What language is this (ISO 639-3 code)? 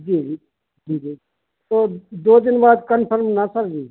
hin